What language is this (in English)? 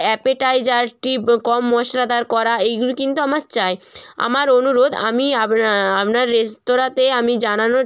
Bangla